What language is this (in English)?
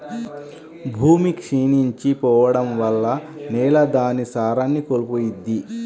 Telugu